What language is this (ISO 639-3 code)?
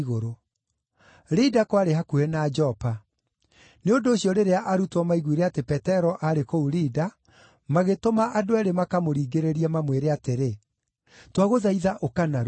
kik